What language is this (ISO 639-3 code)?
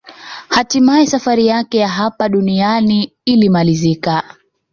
swa